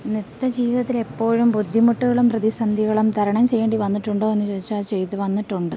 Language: Malayalam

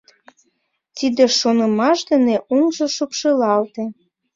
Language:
Mari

